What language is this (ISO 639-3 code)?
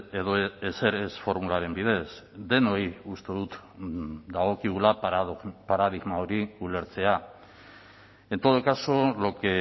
eus